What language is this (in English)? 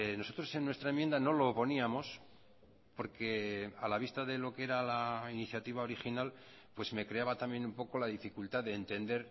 Spanish